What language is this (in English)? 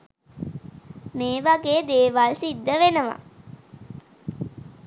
Sinhala